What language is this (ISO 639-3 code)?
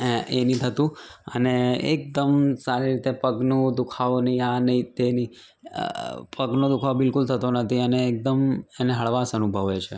guj